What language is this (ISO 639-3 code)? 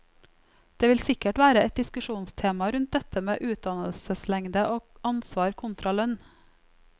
nor